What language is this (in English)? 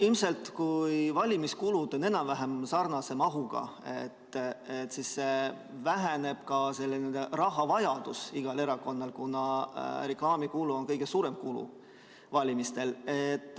Estonian